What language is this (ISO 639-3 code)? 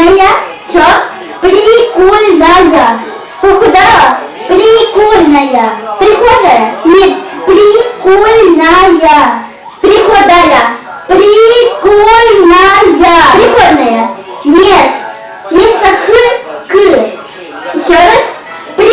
rus